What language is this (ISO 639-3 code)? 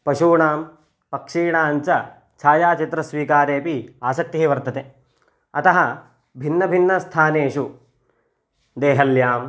san